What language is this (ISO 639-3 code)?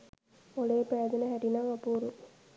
sin